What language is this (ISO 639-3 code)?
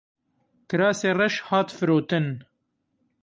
kur